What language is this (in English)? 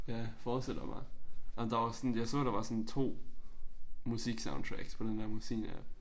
Danish